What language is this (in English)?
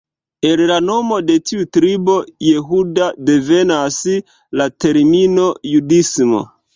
Esperanto